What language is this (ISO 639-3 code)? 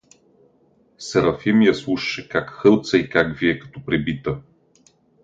bul